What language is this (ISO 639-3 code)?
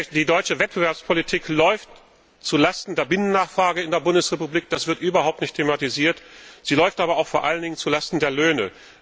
deu